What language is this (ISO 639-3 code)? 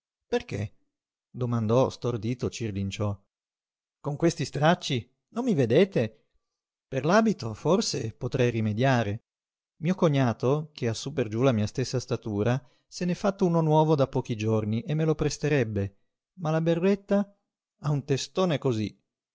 ita